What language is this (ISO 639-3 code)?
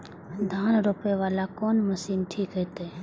mai